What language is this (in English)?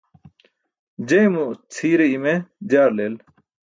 Burushaski